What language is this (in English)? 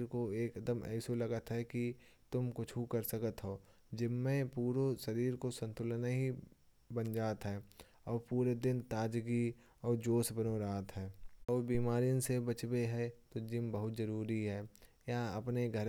Kanauji